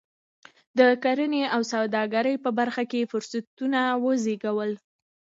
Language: Pashto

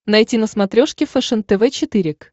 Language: Russian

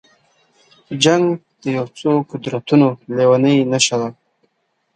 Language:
Pashto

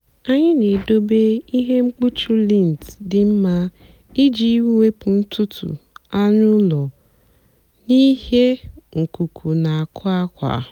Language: Igbo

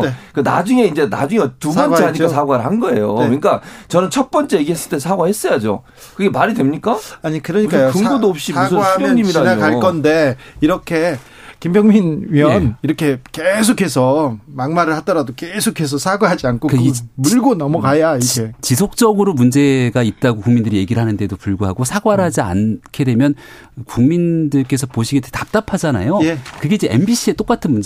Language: Korean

